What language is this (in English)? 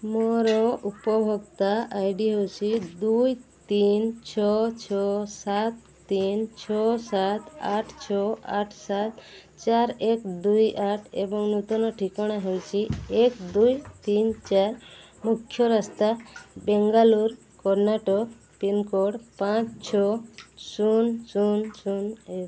Odia